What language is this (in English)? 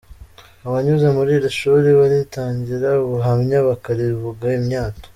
Kinyarwanda